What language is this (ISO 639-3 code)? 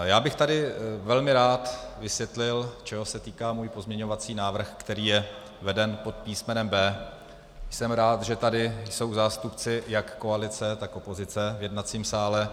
ces